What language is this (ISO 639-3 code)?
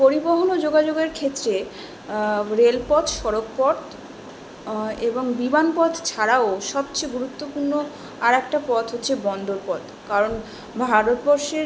ben